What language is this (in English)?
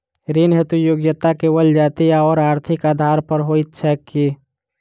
Maithili